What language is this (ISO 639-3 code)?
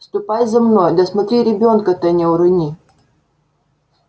rus